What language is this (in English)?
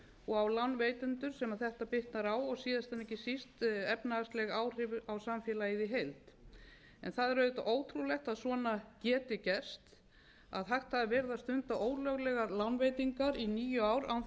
Icelandic